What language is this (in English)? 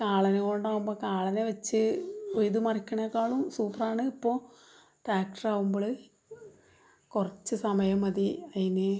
Malayalam